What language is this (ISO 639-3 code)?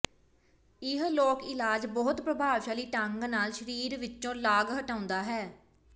pan